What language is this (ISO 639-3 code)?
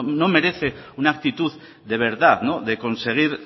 spa